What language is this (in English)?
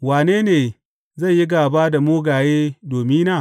Hausa